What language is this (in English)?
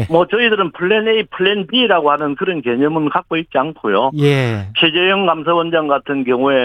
Korean